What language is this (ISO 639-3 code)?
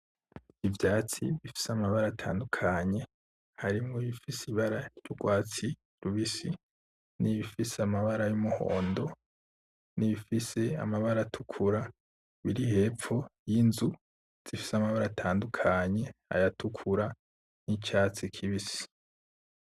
run